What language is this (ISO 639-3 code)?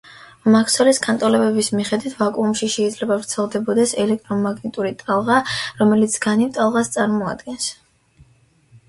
kat